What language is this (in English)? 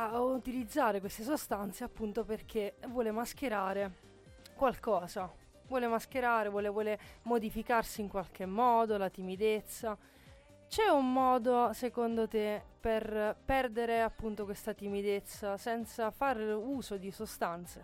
Italian